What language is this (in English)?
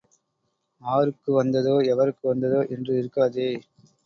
Tamil